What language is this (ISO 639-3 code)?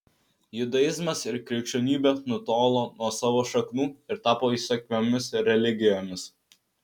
lit